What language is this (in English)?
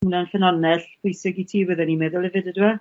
Welsh